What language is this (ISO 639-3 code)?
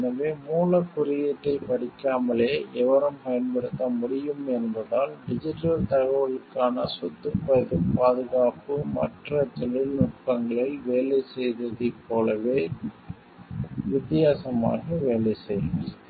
tam